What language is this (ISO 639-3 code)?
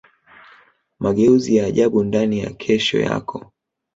swa